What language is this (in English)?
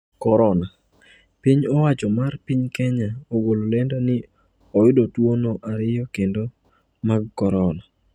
Luo (Kenya and Tanzania)